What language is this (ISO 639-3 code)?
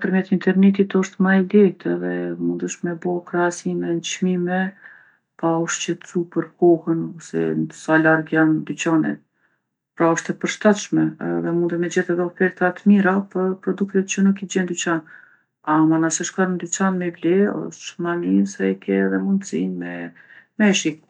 aln